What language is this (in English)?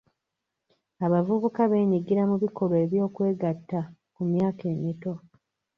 Ganda